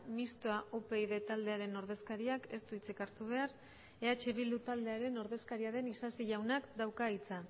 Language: Basque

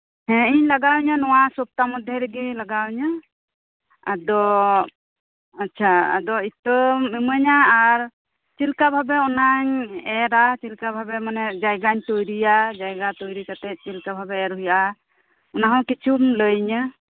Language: Santali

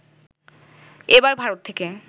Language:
Bangla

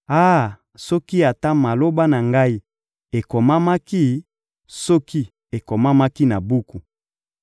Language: Lingala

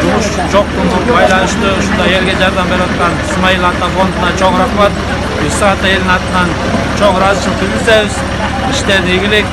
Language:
Turkish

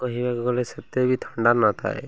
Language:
Odia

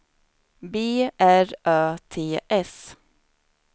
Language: Swedish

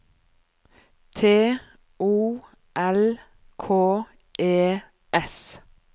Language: Norwegian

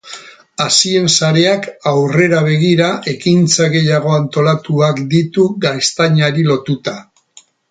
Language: Basque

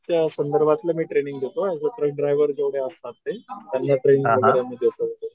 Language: Marathi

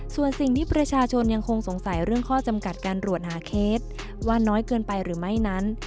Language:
Thai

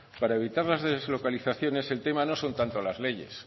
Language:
Spanish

